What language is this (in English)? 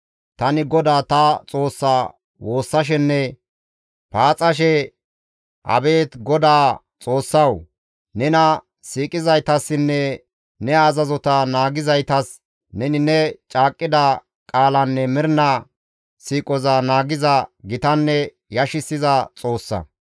Gamo